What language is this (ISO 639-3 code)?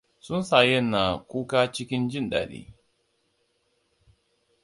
hau